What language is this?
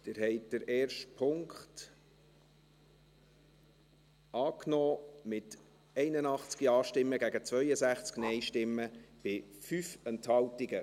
Swiss German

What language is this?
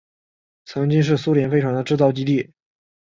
Chinese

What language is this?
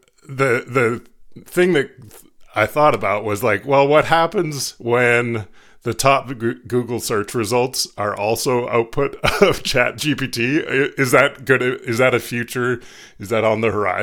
English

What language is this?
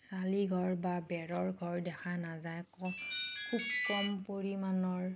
Assamese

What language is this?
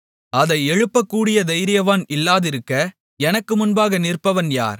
Tamil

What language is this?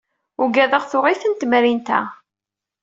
Kabyle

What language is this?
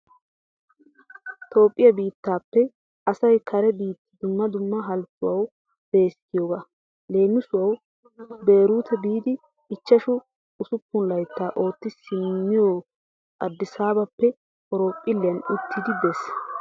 Wolaytta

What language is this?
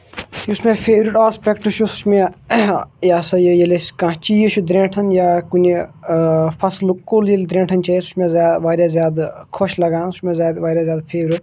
Kashmiri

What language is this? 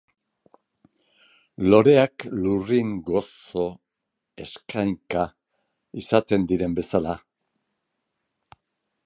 Basque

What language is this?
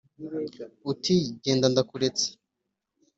Kinyarwanda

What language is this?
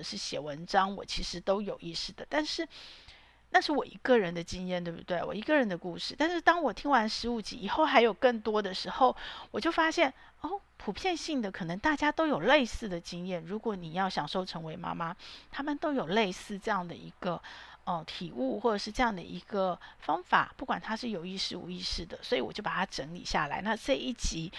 Chinese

